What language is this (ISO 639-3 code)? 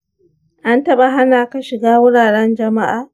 hau